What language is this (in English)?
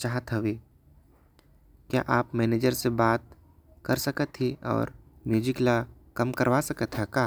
Korwa